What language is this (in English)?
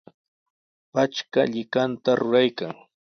Sihuas Ancash Quechua